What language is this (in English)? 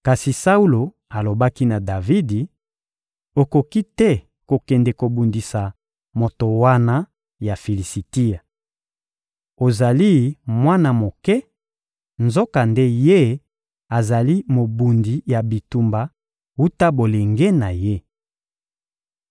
Lingala